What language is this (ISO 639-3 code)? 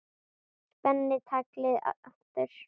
isl